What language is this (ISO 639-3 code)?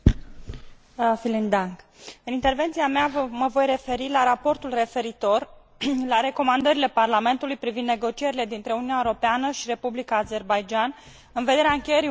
ron